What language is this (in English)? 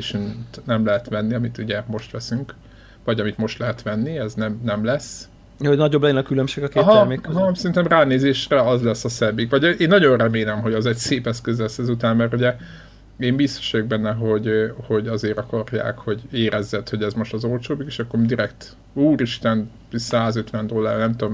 Hungarian